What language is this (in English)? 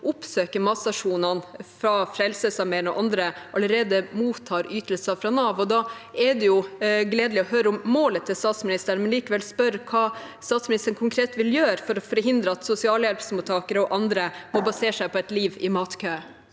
Norwegian